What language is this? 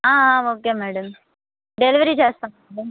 Telugu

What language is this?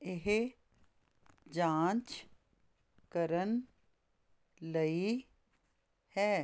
Punjabi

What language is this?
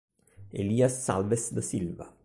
Italian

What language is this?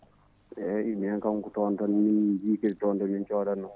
Fula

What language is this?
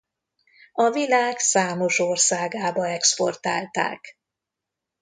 Hungarian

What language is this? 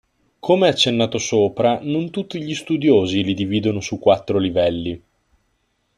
Italian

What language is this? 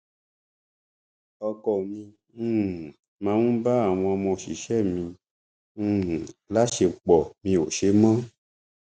Yoruba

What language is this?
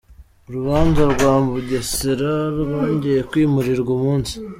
Kinyarwanda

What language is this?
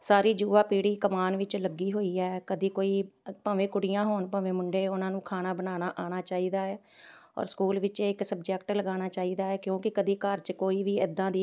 Punjabi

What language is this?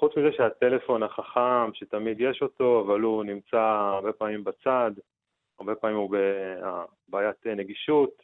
Hebrew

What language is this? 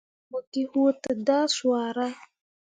Mundang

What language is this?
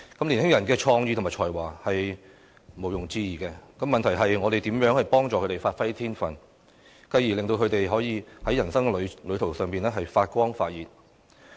Cantonese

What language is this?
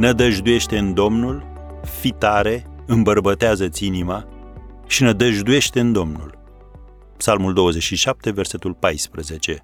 Romanian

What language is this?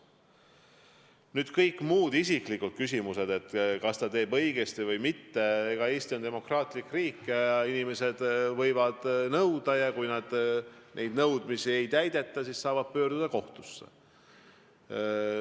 Estonian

